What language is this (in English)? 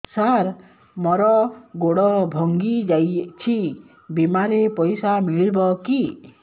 Odia